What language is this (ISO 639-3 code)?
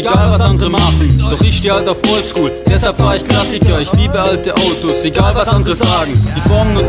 deu